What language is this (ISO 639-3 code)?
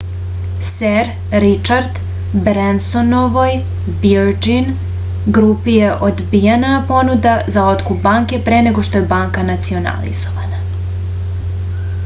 srp